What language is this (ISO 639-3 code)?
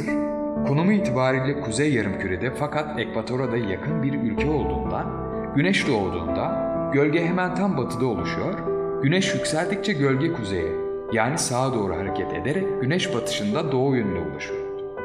tur